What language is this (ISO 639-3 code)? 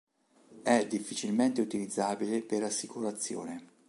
ita